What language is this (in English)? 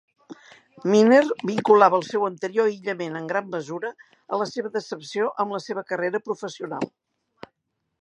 Catalan